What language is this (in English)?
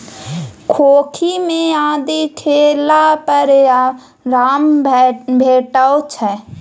Maithili